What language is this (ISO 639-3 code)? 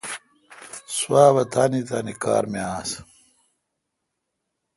xka